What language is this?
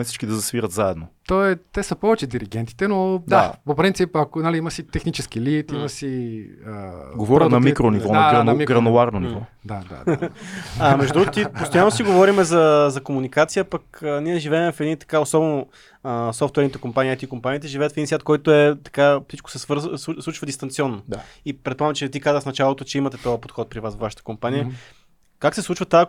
Bulgarian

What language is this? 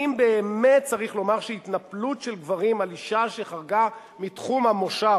Hebrew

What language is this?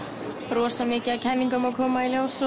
Icelandic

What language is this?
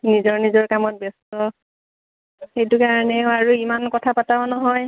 Assamese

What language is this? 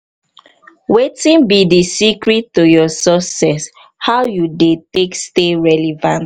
Nigerian Pidgin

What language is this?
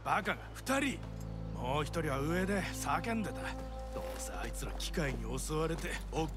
Japanese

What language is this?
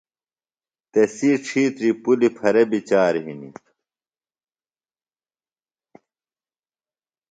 Phalura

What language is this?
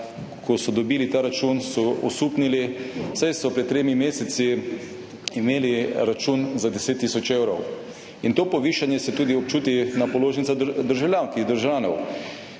Slovenian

